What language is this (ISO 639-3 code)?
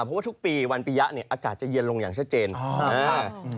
tha